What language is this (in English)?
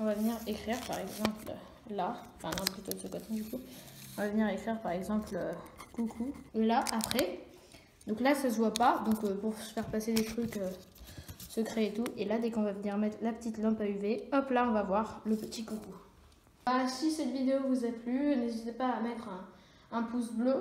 French